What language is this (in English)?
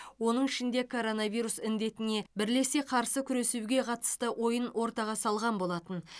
Kazakh